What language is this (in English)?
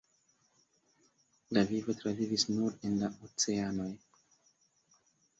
Esperanto